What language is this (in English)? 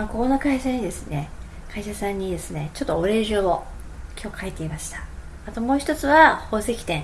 Japanese